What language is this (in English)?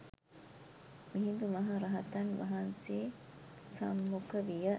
Sinhala